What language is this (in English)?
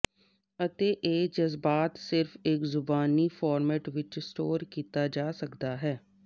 Punjabi